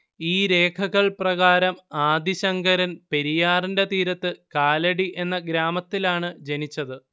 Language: Malayalam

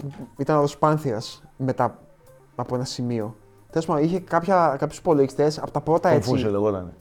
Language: Greek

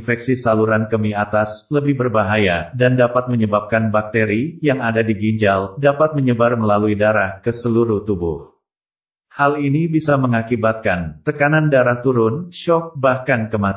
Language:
Indonesian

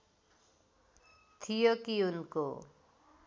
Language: Nepali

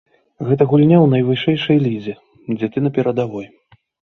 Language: Belarusian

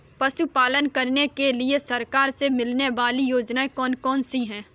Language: Hindi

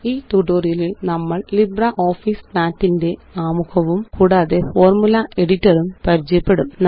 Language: Malayalam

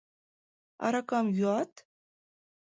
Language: Mari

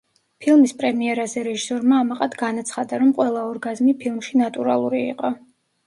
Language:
Georgian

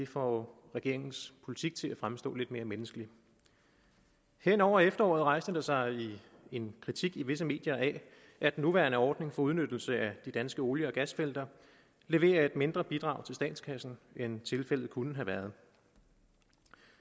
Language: Danish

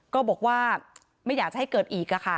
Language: Thai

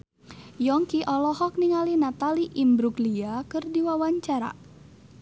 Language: Sundanese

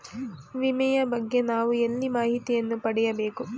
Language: Kannada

